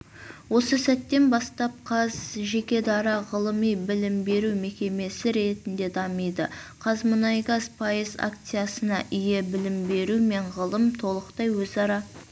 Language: Kazakh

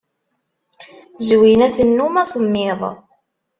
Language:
Kabyle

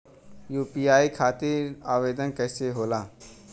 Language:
Bhojpuri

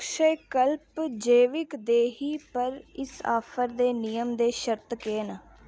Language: Dogri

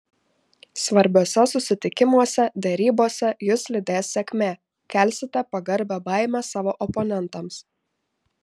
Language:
Lithuanian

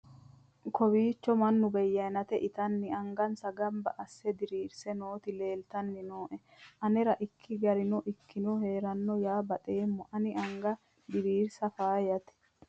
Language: Sidamo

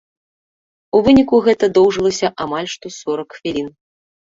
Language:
Belarusian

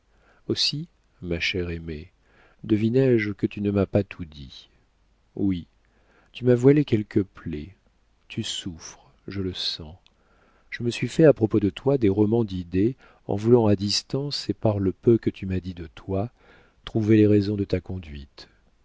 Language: French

